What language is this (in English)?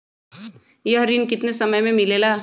Magahi